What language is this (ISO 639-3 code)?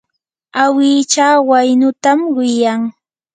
qur